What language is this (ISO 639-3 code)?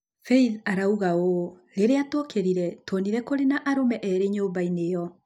kik